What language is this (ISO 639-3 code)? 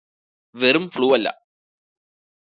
mal